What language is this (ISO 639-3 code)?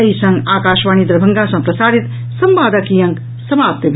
mai